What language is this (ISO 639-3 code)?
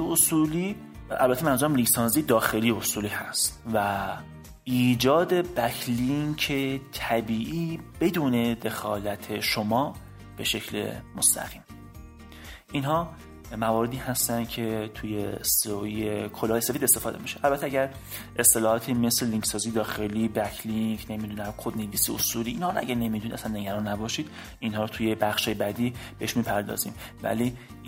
fas